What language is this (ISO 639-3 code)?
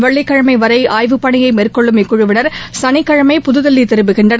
tam